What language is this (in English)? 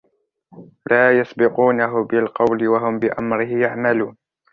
Arabic